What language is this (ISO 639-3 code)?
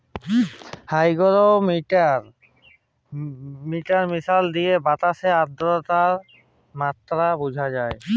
ben